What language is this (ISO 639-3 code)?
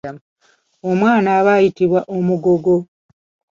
lug